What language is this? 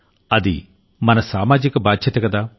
Telugu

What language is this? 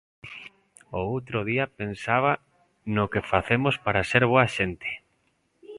Galician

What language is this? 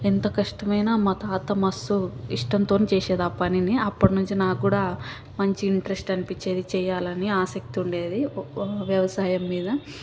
Telugu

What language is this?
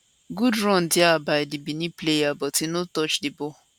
Nigerian Pidgin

